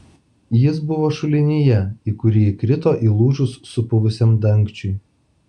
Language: Lithuanian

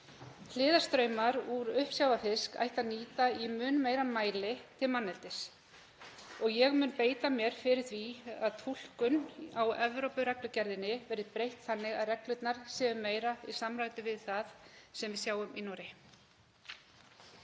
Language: Icelandic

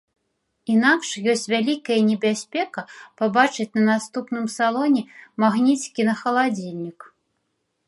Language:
Belarusian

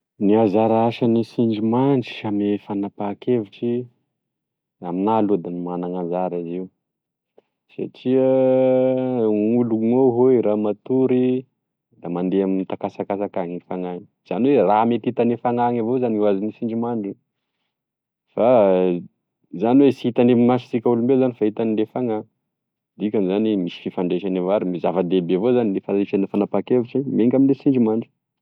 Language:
Tesaka Malagasy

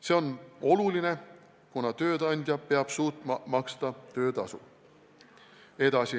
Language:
Estonian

